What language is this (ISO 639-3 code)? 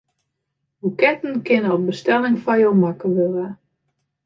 fry